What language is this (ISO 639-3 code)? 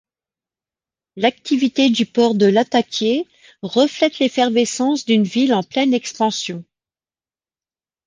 fra